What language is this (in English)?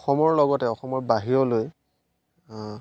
Assamese